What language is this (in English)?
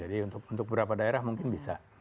Indonesian